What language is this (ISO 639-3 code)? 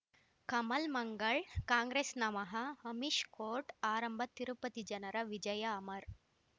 kan